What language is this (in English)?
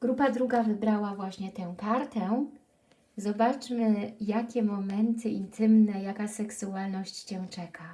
Polish